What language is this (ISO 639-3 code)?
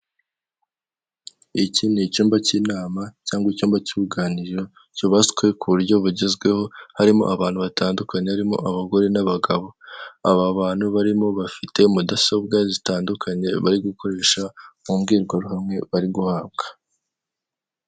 kin